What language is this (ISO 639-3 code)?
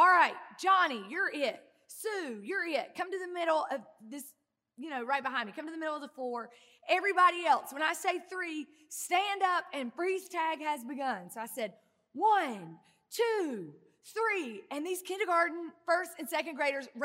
eng